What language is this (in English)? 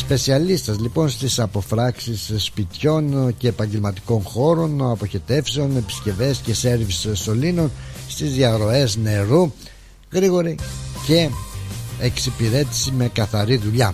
Greek